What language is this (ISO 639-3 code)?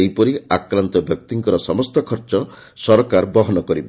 ori